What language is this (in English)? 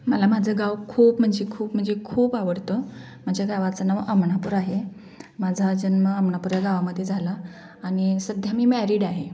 Marathi